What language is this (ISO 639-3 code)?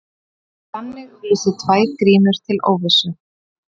isl